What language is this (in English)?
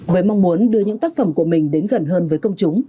Vietnamese